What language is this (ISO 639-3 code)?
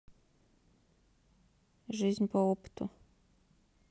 rus